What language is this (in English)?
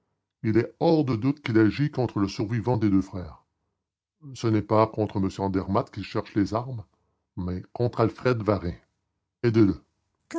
French